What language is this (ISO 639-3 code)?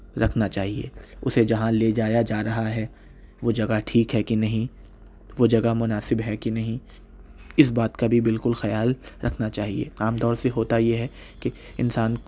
urd